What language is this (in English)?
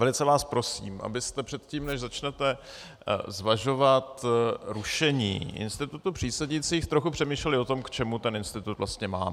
Czech